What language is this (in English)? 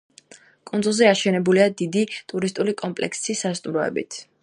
Georgian